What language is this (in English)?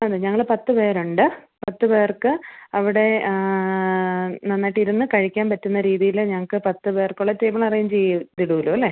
Malayalam